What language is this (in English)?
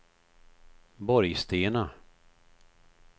Swedish